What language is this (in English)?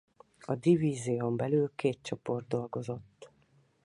Hungarian